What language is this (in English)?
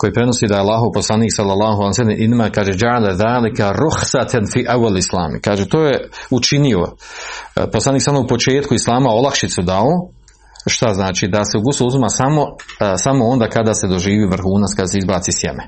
Croatian